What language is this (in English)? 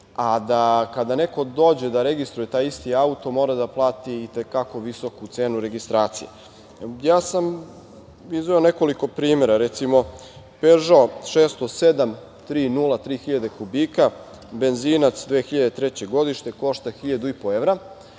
Serbian